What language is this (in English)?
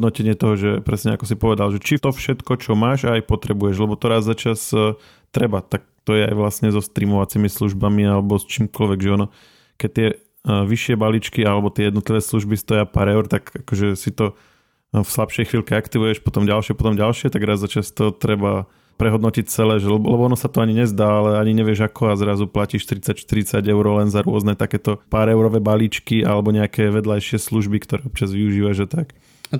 Slovak